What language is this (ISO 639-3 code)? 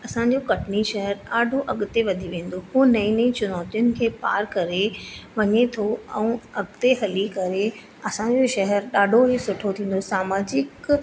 snd